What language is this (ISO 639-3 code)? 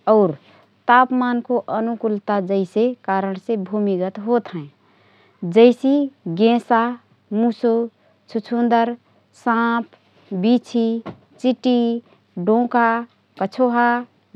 thr